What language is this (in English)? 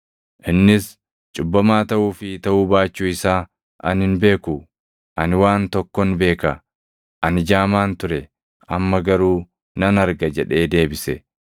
Oromo